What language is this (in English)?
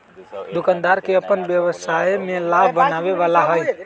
Magahi